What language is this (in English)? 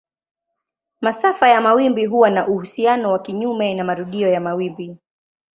Swahili